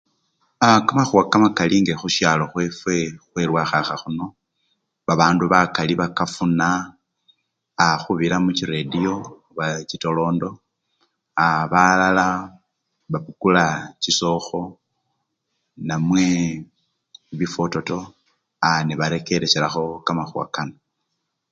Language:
Luyia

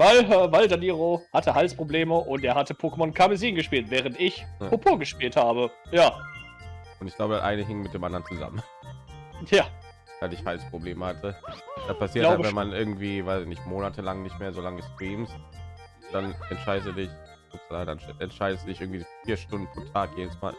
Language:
German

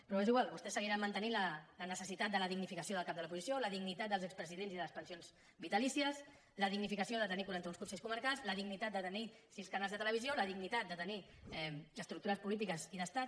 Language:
Catalan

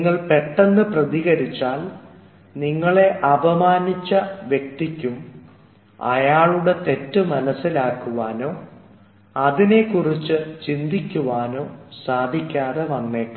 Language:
Malayalam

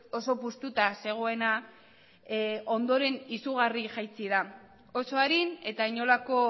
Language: Basque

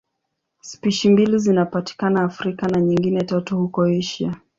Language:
Swahili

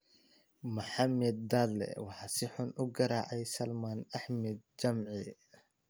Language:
Somali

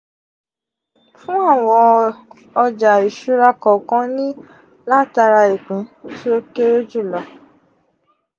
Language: Yoruba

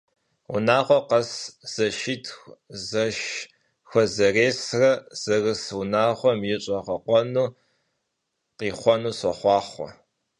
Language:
Kabardian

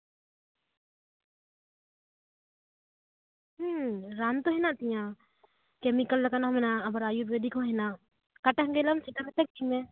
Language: Santali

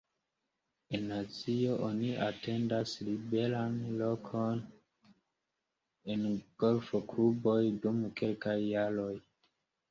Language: Esperanto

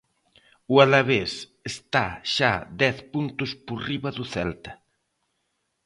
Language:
Galician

